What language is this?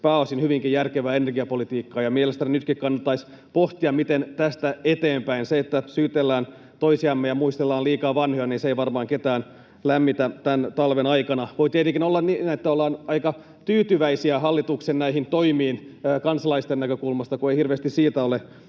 Finnish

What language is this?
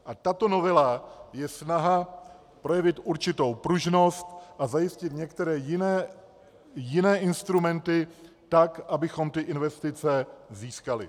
Czech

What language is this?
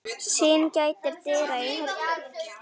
Icelandic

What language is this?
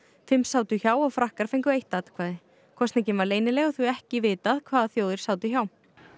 Icelandic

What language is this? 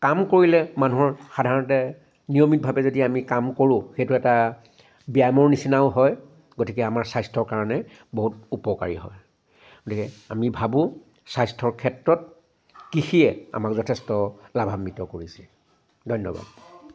Assamese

